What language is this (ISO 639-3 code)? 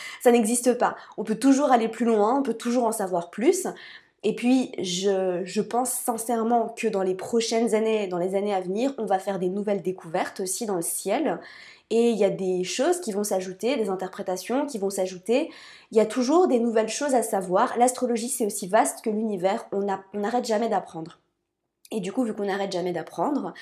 fra